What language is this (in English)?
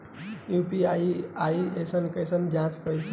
Bhojpuri